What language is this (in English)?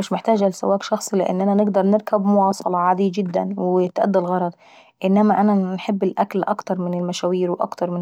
Saidi Arabic